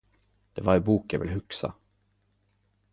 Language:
Norwegian Nynorsk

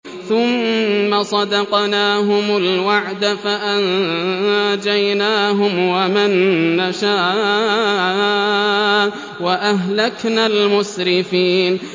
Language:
Arabic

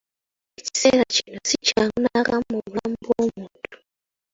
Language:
Ganda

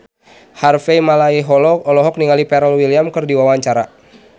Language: Sundanese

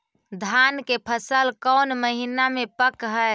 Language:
Magahi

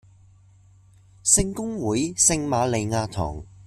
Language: Cantonese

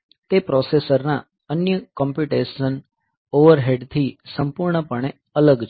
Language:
Gujarati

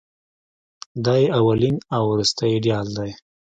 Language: Pashto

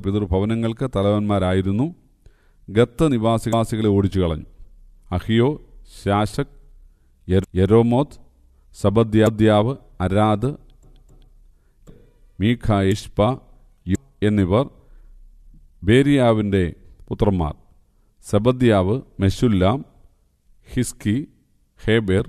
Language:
Turkish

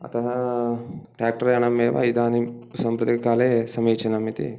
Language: Sanskrit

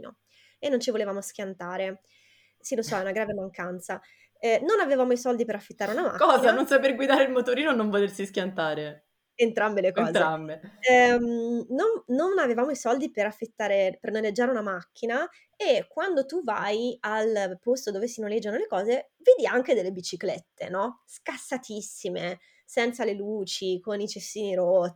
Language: Italian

